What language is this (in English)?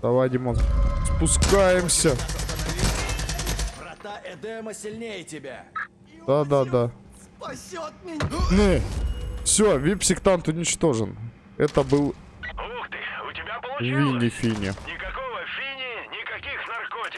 Russian